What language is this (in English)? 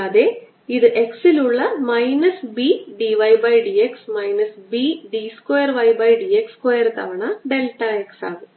Malayalam